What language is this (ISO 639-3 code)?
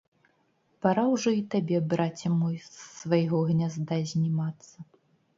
bel